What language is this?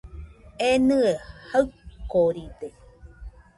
Nüpode Huitoto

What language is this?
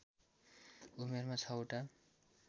Nepali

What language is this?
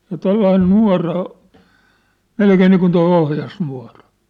Finnish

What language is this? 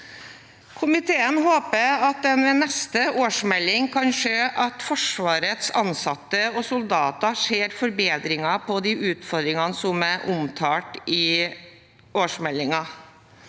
Norwegian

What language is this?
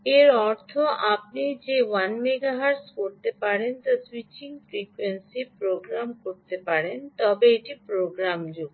Bangla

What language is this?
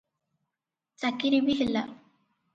Odia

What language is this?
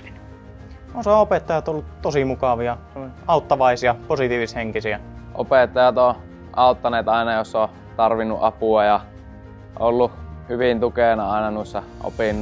Finnish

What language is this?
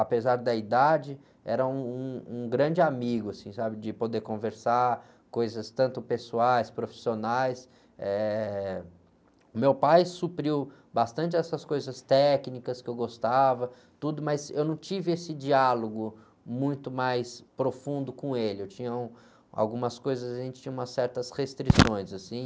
Portuguese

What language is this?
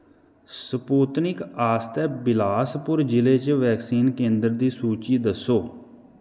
Dogri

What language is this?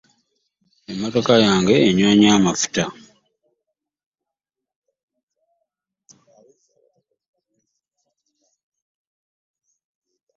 Ganda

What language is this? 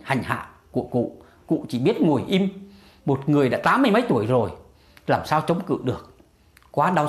Vietnamese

